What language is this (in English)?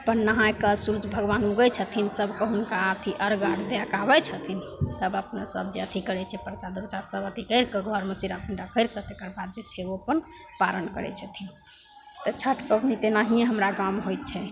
Maithili